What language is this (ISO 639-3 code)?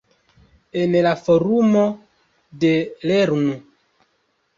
epo